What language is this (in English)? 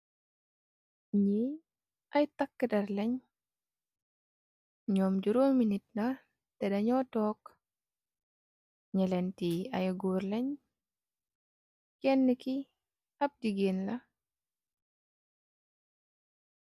Wolof